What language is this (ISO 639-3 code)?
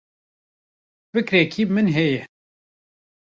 kur